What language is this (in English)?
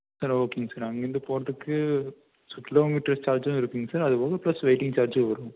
Tamil